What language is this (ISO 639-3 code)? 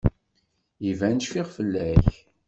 kab